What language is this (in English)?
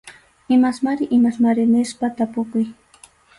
Arequipa-La Unión Quechua